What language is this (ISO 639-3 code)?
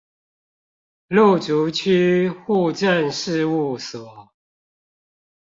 zho